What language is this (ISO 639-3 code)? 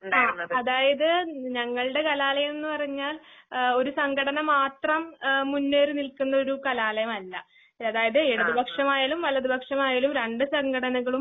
mal